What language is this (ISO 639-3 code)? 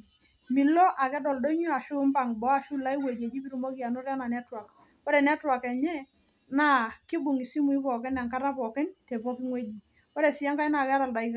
mas